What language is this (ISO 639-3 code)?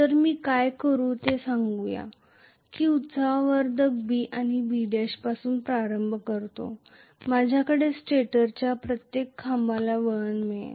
mar